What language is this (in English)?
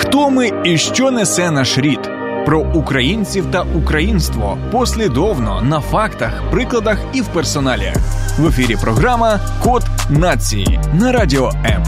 Ukrainian